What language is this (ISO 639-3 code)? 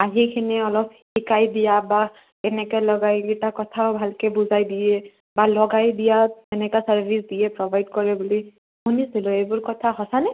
asm